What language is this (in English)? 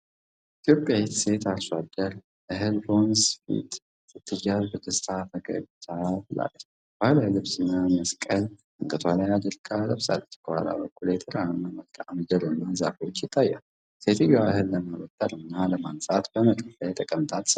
Amharic